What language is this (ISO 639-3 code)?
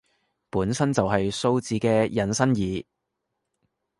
yue